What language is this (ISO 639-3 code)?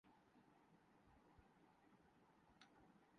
urd